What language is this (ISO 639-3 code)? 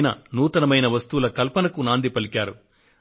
tel